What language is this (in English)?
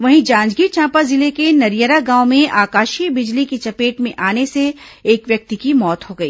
Hindi